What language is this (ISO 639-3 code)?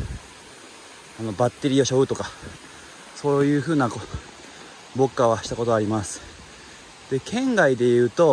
jpn